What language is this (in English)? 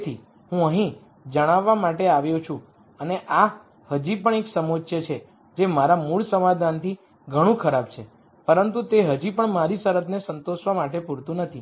Gujarati